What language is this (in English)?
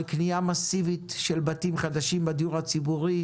Hebrew